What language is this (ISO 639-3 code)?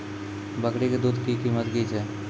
mai